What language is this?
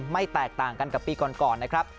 Thai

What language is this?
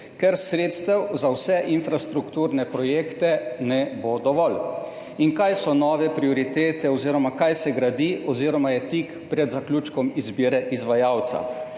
Slovenian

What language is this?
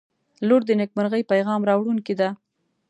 Pashto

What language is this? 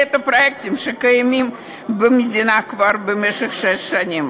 Hebrew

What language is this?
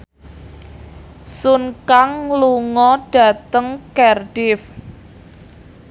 Javanese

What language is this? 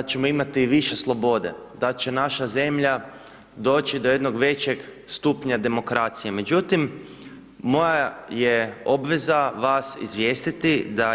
Croatian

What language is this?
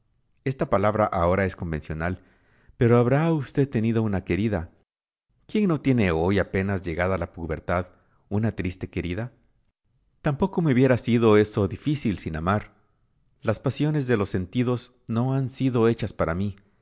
Spanish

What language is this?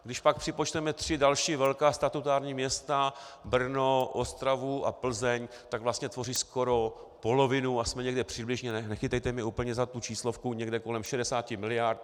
Czech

